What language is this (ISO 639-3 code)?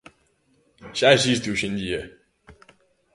glg